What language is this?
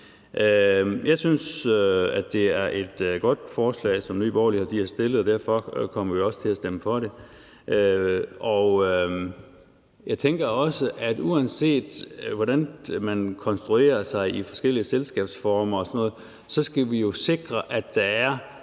Danish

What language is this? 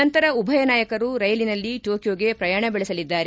Kannada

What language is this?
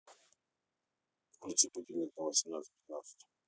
Russian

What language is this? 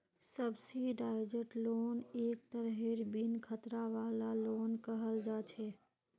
Magahi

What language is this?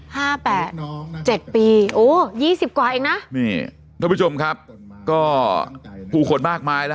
Thai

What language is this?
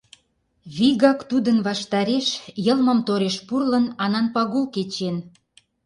Mari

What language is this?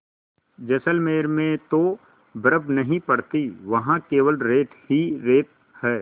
Hindi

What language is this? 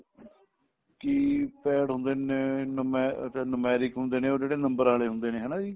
Punjabi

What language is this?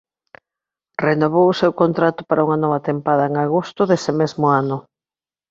Galician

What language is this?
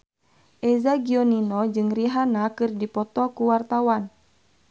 Sundanese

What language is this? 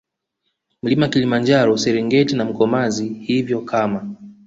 Swahili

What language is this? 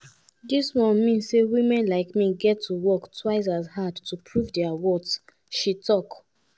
Nigerian Pidgin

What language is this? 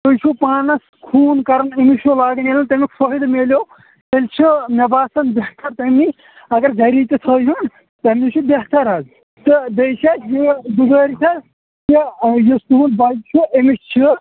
Kashmiri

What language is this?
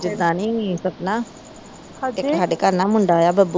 Punjabi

